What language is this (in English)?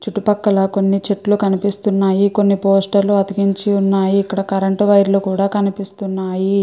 Telugu